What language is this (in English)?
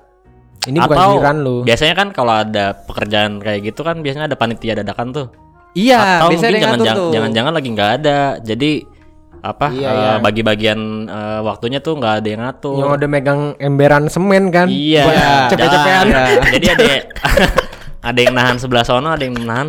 Indonesian